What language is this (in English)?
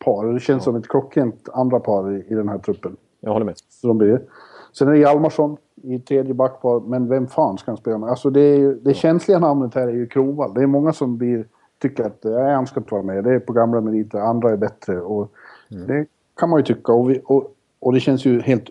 Swedish